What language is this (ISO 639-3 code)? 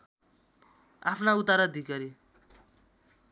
nep